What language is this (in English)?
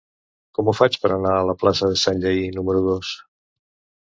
Catalan